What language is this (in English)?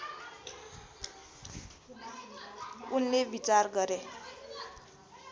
Nepali